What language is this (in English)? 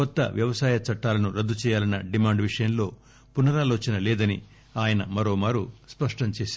Telugu